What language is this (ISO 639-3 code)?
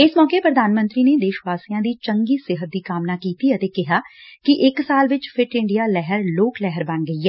pan